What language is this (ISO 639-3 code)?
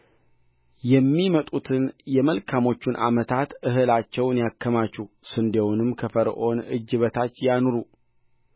amh